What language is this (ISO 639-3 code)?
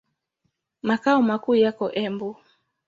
swa